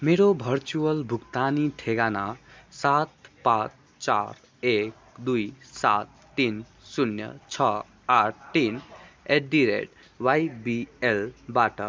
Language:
Nepali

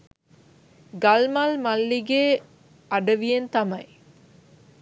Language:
Sinhala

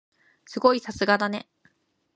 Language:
Japanese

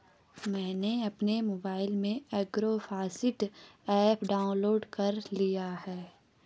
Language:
Hindi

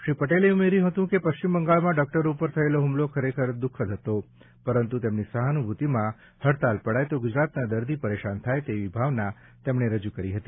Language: Gujarati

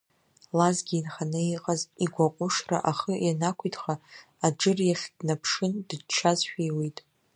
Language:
Abkhazian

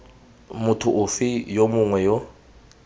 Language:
Tswana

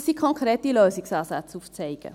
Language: Swiss German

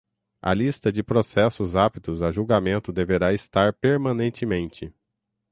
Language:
Portuguese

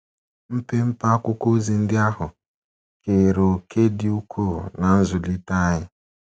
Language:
Igbo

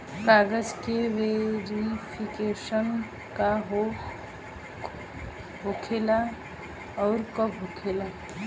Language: Bhojpuri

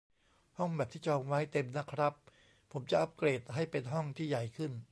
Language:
Thai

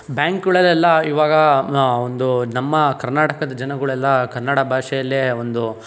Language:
Kannada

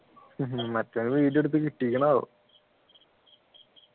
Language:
Malayalam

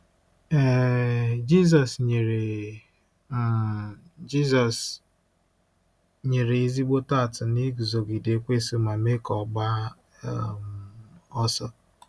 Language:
Igbo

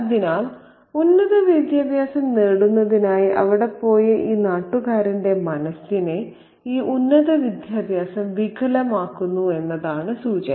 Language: Malayalam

